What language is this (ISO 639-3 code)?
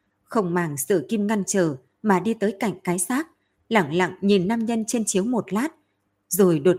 vie